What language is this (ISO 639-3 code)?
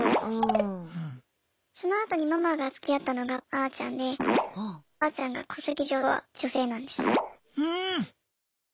jpn